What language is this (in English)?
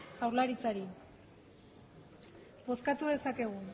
Basque